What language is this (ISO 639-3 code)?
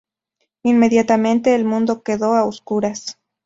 spa